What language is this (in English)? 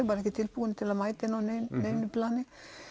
Icelandic